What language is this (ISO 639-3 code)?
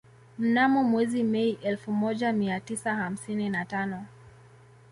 swa